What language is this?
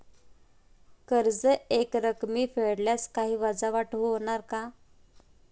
Marathi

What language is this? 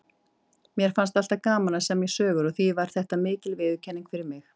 Icelandic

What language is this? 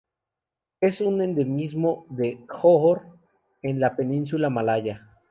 Spanish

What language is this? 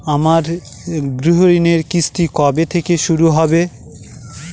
Bangla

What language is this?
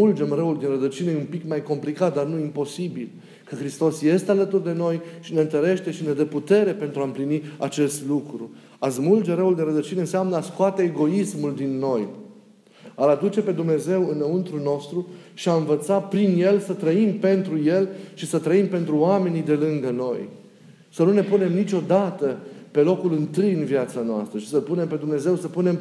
Romanian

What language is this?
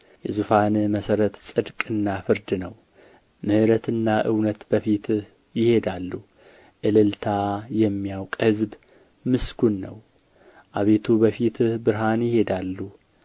Amharic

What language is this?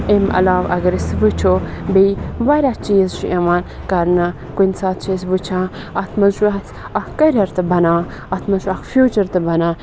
Kashmiri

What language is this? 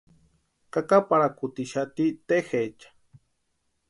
Western Highland Purepecha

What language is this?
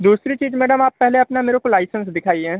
Hindi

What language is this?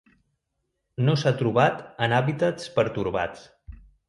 Catalan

